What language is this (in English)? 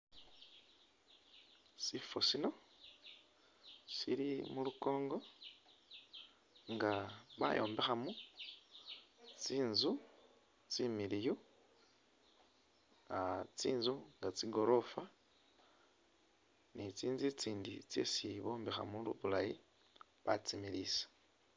Masaaba